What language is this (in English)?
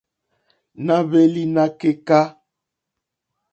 Mokpwe